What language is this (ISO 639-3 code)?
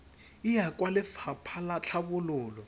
tsn